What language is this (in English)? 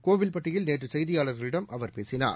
Tamil